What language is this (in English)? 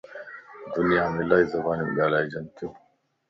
Lasi